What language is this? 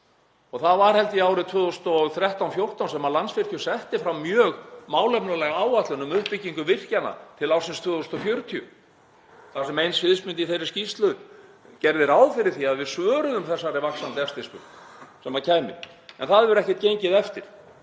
Icelandic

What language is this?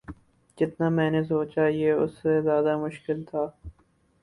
Urdu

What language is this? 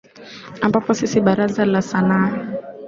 Swahili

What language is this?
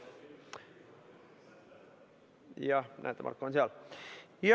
Estonian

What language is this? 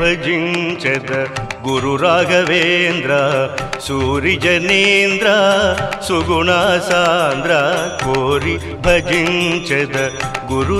Romanian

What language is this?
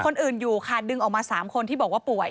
Thai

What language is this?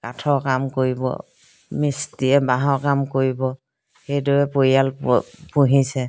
Assamese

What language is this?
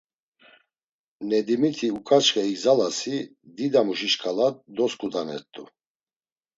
Laz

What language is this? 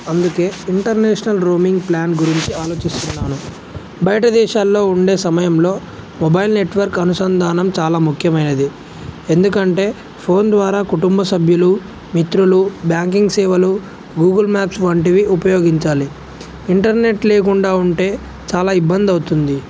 Telugu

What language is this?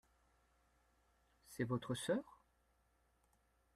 French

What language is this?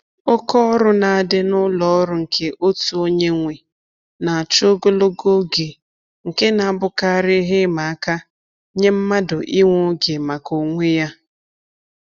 Igbo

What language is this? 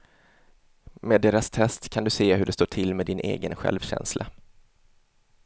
Swedish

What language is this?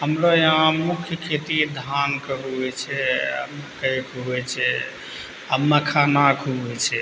Maithili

